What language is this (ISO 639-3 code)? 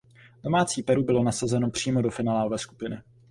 ces